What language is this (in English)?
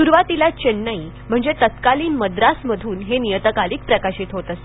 Marathi